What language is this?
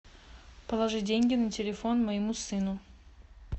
Russian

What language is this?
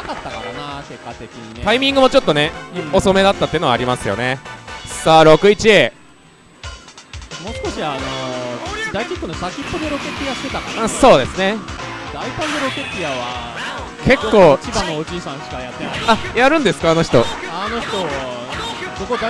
Japanese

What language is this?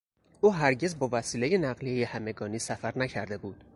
Persian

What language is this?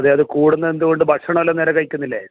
Malayalam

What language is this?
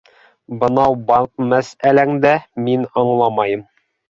Bashkir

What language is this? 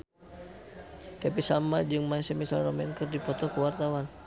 Sundanese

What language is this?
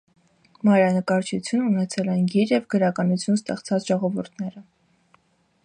Armenian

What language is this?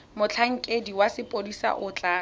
Tswana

